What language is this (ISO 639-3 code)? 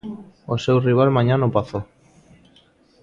glg